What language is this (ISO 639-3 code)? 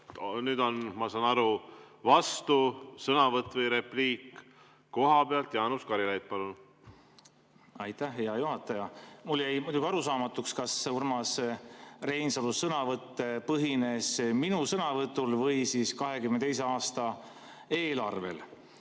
est